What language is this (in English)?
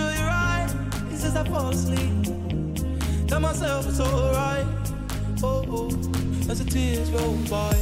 Swedish